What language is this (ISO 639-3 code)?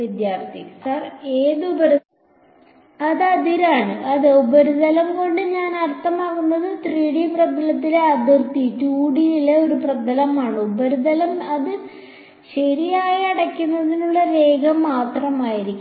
mal